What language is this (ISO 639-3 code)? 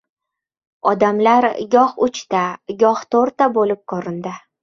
uzb